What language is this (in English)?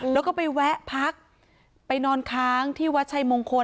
Thai